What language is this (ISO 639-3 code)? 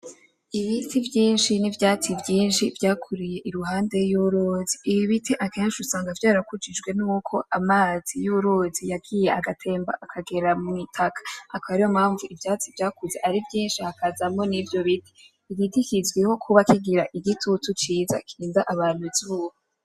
run